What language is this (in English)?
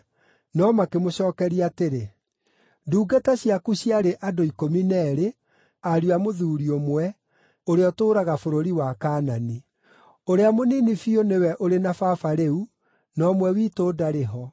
Kikuyu